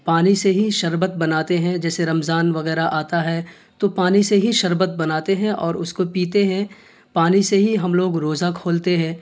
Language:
Urdu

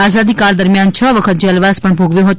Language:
Gujarati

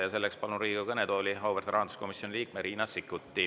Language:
Estonian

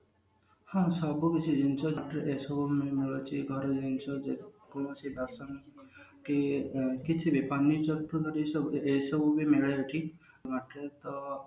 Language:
Odia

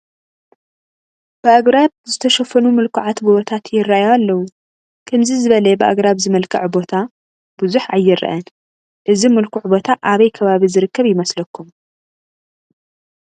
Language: Tigrinya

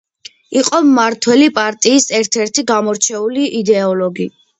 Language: Georgian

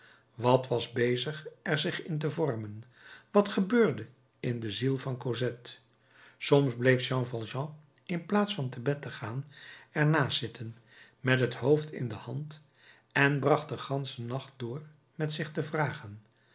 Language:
Dutch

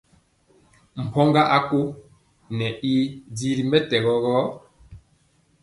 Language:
Mpiemo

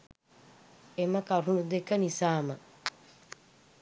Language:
Sinhala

